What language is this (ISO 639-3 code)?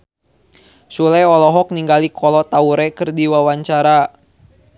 sun